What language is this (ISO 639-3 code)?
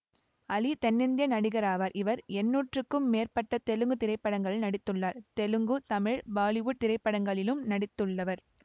tam